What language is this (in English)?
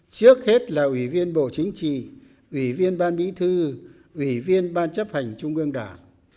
Vietnamese